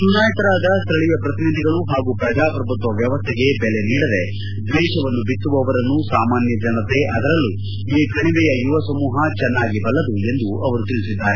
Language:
Kannada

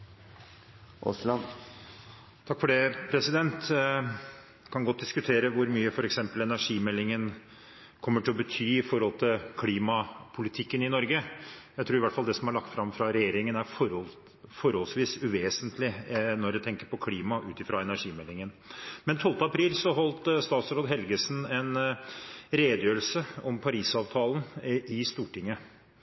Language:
Norwegian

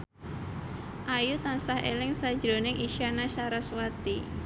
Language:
Javanese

